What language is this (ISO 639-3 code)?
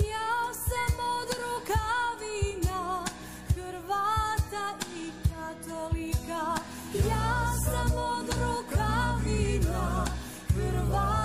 hrv